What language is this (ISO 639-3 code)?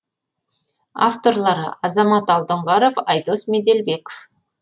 kaz